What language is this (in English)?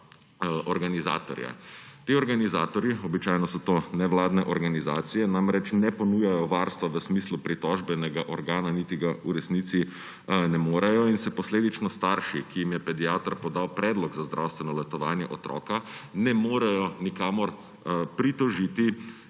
Slovenian